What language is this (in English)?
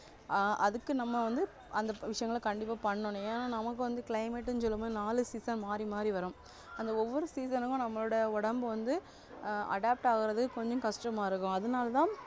Tamil